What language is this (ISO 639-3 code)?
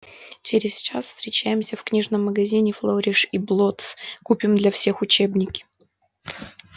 rus